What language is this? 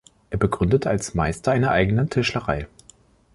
German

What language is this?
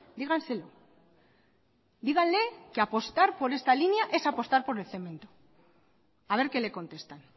Spanish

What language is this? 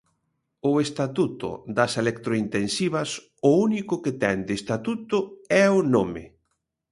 Galician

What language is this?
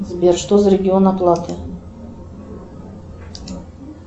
Russian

